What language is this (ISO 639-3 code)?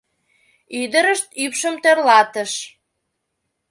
chm